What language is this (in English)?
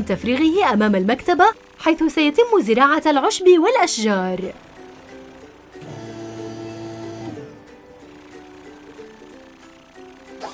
Arabic